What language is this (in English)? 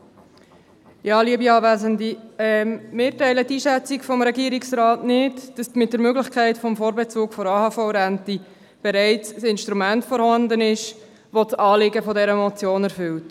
Swiss German